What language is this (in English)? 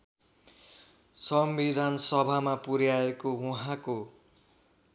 Nepali